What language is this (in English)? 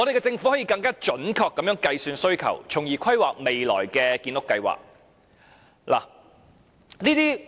Cantonese